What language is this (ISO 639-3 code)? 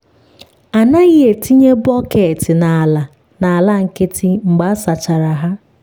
ibo